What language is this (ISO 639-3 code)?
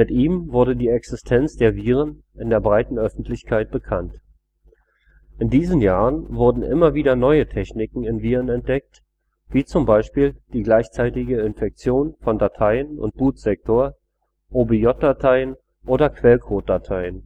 deu